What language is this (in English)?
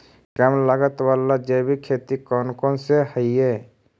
Magahi